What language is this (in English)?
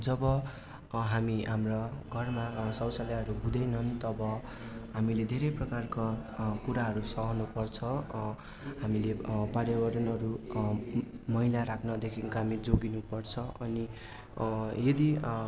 Nepali